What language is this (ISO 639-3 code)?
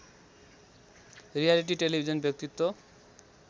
nep